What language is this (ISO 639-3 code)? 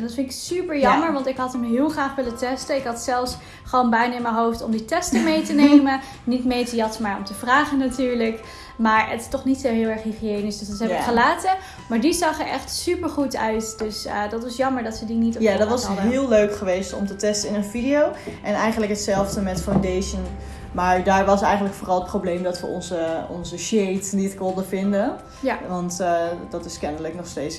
nld